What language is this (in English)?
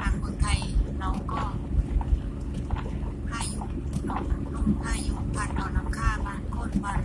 Thai